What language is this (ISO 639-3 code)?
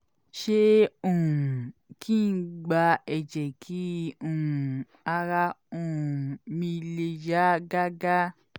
yor